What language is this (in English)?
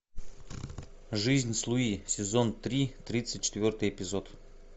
Russian